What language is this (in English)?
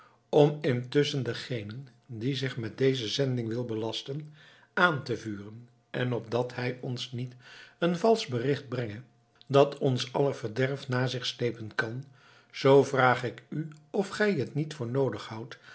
Dutch